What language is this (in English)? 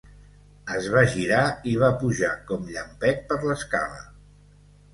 Catalan